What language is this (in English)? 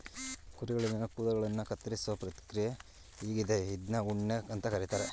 Kannada